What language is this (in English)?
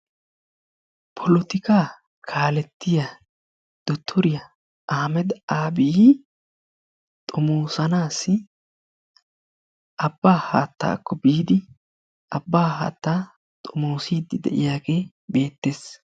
Wolaytta